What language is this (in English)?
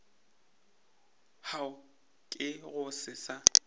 Northern Sotho